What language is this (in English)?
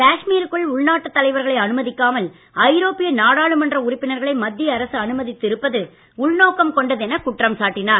Tamil